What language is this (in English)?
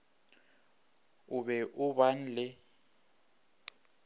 Northern Sotho